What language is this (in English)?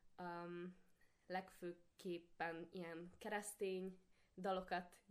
Hungarian